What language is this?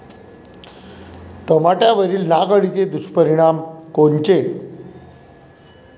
Marathi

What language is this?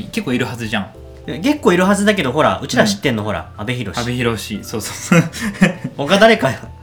Japanese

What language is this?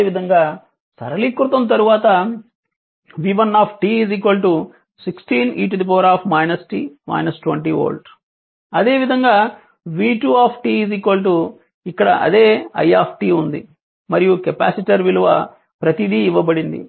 Telugu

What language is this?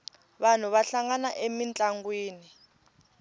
Tsonga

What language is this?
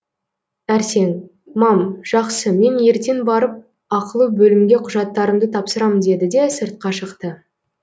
Kazakh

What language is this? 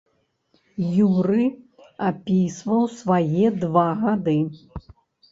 Belarusian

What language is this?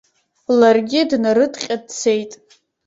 Abkhazian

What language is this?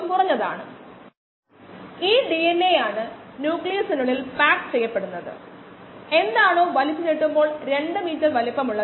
Malayalam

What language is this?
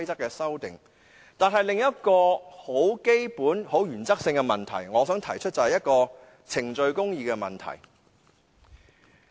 Cantonese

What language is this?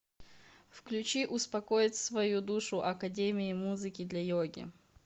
Russian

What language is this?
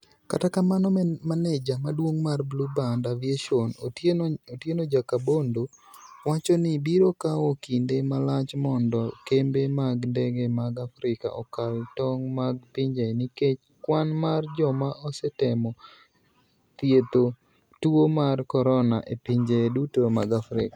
Luo (Kenya and Tanzania)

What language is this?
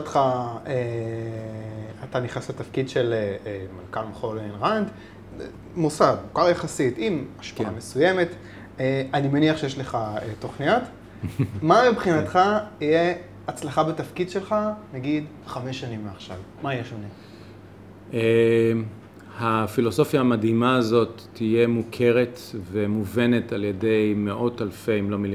Hebrew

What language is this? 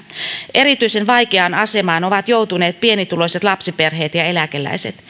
Finnish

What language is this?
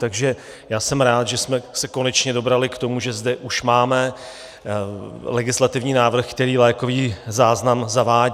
Czech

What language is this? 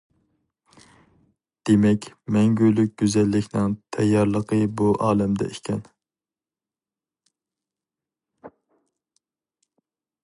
Uyghur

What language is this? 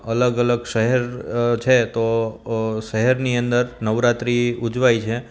Gujarati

